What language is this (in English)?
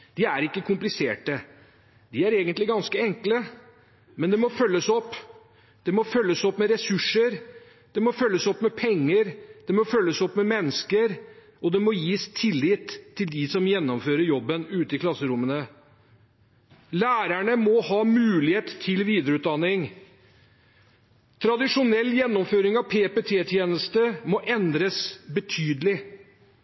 Norwegian Bokmål